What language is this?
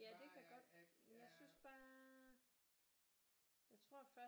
Danish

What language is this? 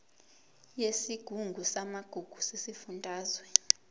Zulu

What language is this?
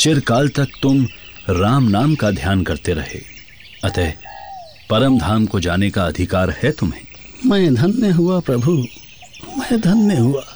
Hindi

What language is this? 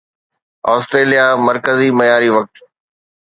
Sindhi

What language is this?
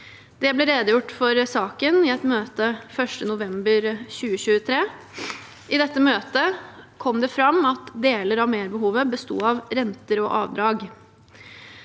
Norwegian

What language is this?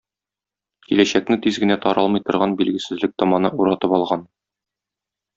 Tatar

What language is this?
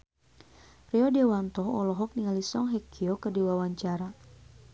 Sundanese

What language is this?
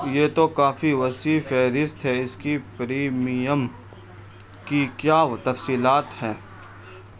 Urdu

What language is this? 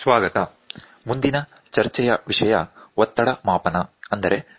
Kannada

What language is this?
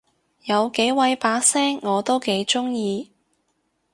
Cantonese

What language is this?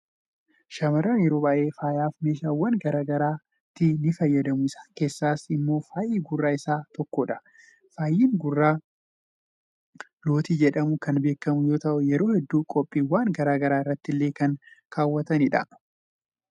Oromo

